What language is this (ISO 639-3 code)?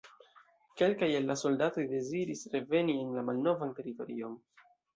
epo